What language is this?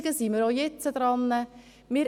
Swiss German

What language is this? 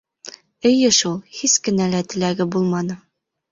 Bashkir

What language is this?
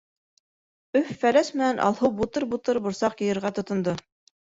Bashkir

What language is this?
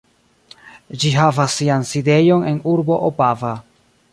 Esperanto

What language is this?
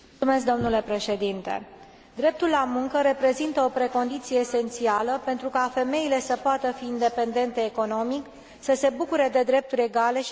Romanian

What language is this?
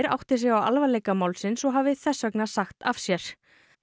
Icelandic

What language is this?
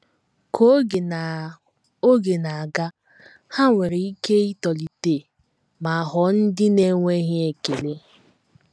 Igbo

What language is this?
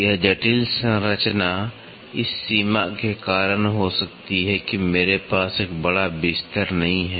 Hindi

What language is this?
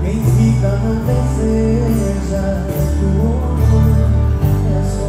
Portuguese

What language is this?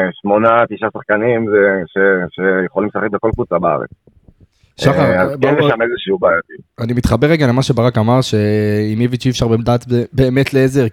Hebrew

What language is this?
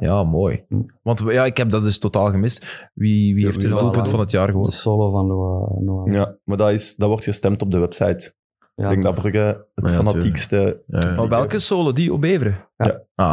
Dutch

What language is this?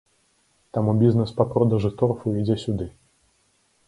Belarusian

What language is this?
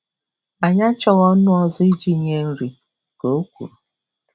Igbo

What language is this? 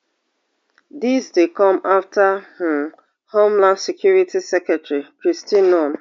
Nigerian Pidgin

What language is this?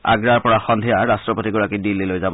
Assamese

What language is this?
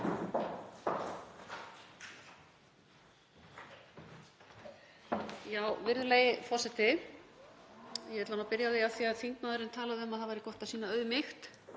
Icelandic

